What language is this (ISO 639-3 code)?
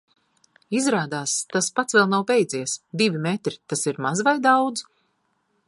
lav